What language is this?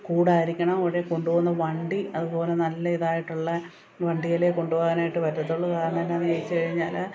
Malayalam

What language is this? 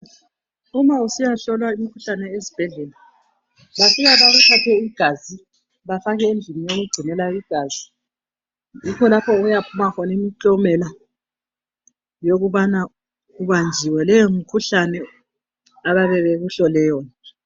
North Ndebele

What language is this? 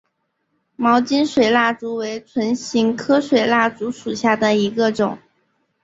Chinese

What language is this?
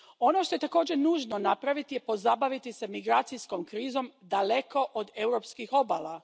Croatian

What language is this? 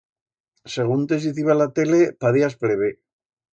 Aragonese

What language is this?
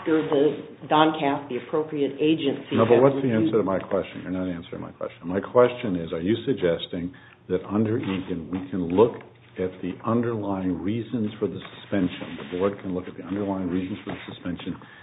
English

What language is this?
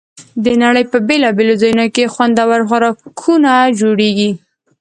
Pashto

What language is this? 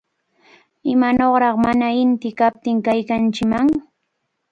Cajatambo North Lima Quechua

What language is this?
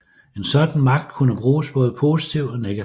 Danish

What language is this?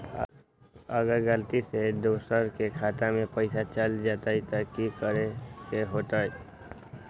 Magahi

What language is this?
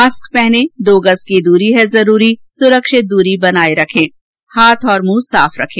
Hindi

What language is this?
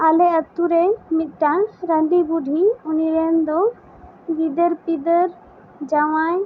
Santali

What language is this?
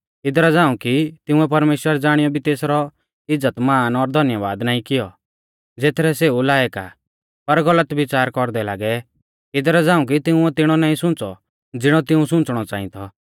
Mahasu Pahari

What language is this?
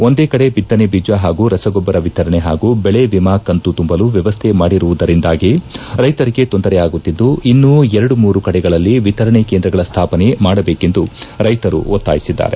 Kannada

